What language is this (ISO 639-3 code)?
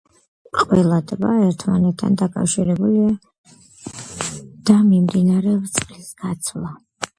kat